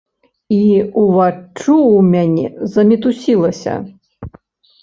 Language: Belarusian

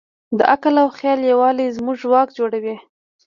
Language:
Pashto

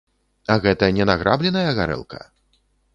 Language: Belarusian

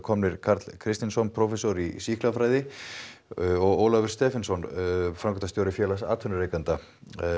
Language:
Icelandic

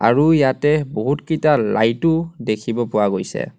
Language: Assamese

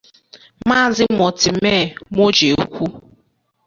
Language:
Igbo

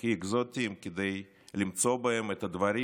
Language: Hebrew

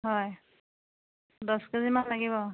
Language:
Assamese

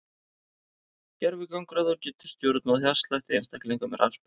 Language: Icelandic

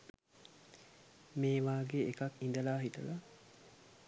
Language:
Sinhala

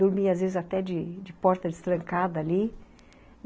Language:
Portuguese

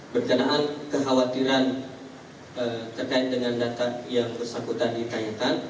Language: Indonesian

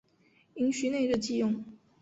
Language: Chinese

